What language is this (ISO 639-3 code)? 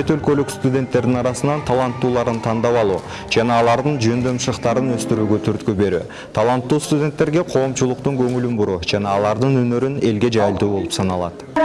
tur